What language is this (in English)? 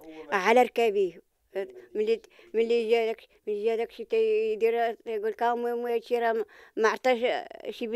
Arabic